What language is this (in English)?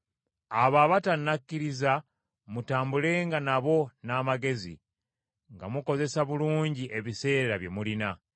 Ganda